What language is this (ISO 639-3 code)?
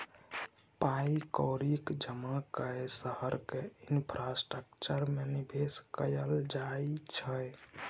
mai